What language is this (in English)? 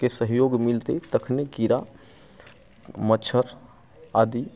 Maithili